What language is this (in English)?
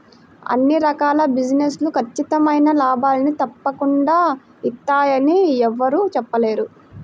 Telugu